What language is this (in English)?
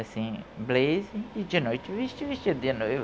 Portuguese